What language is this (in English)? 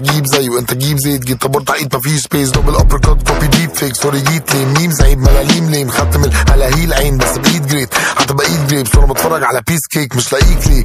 Arabic